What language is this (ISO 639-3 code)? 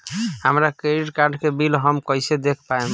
bho